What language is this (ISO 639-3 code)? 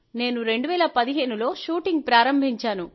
tel